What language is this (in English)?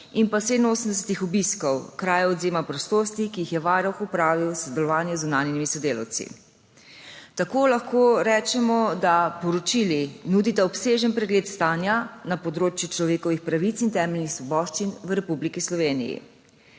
Slovenian